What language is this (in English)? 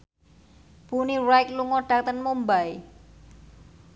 Javanese